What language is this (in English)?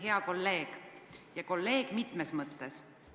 Estonian